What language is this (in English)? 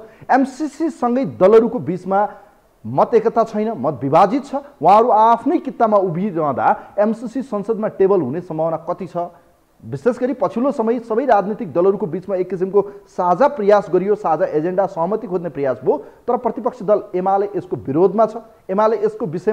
Hindi